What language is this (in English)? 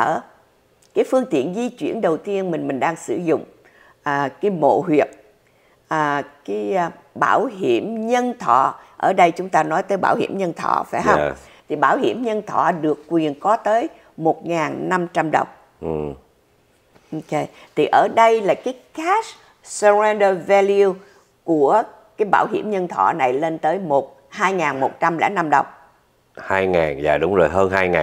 Vietnamese